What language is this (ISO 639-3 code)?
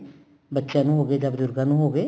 pan